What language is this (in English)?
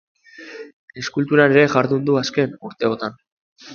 Basque